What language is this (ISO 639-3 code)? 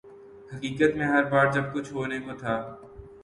urd